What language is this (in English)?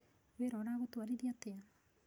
Kikuyu